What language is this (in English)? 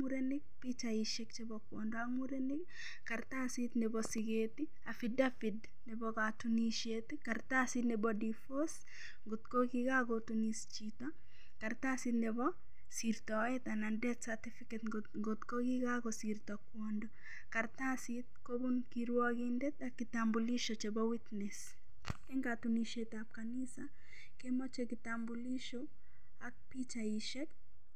Kalenjin